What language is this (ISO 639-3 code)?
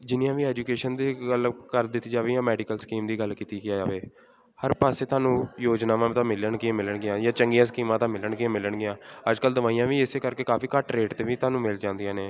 pan